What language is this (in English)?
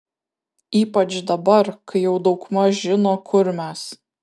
Lithuanian